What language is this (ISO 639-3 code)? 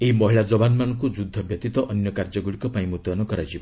ori